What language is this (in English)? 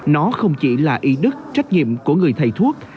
Vietnamese